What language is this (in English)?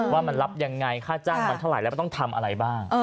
Thai